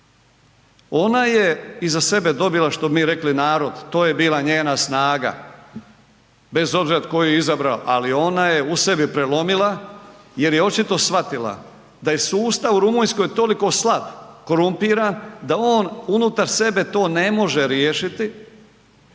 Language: Croatian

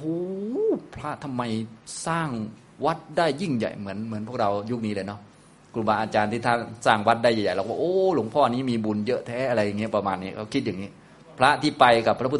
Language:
Thai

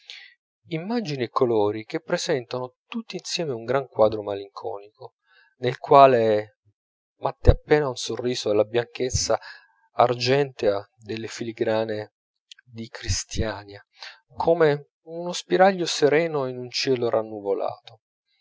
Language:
Italian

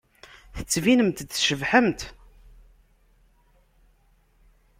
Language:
Kabyle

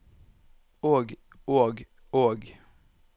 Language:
Norwegian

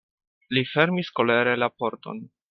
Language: Esperanto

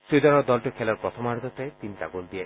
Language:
Assamese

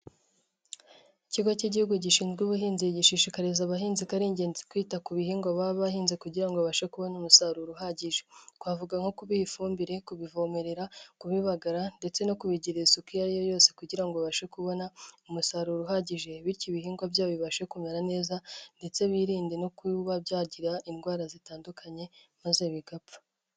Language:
Kinyarwanda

